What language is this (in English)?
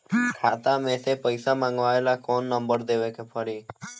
Bhojpuri